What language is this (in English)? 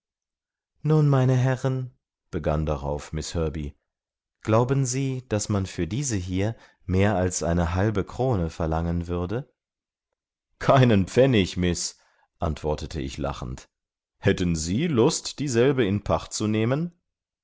German